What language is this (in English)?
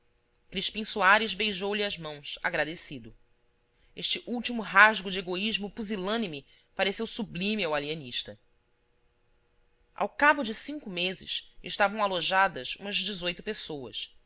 Portuguese